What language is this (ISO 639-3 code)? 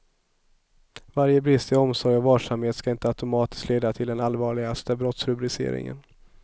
swe